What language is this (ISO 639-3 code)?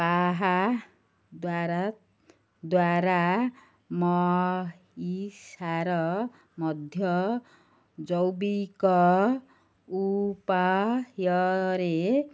ori